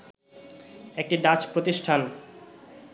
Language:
Bangla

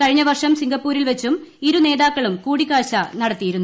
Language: Malayalam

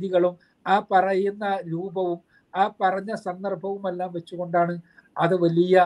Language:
Malayalam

